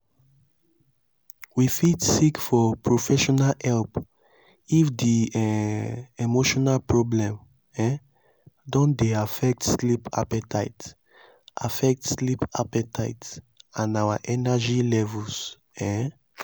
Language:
Nigerian Pidgin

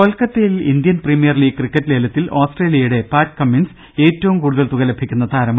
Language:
Malayalam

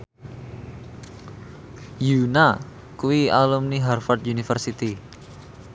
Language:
Javanese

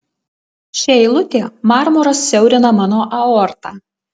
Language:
Lithuanian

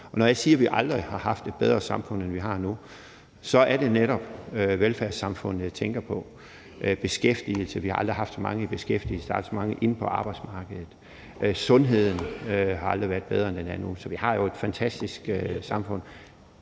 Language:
Danish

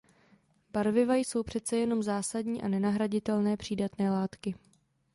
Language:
Czech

